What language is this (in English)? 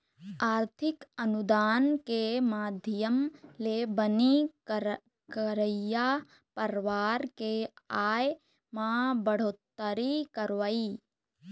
Chhattisgarhi